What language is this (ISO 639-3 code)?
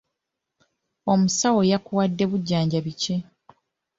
lug